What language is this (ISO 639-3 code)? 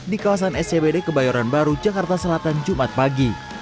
ind